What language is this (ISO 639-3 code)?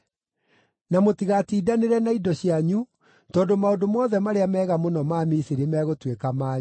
kik